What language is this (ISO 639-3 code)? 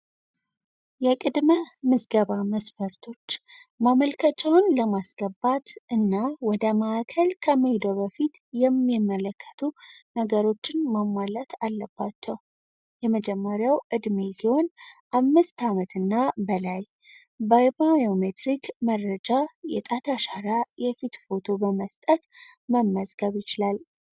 amh